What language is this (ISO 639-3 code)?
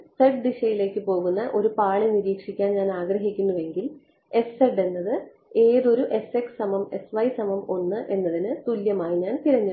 mal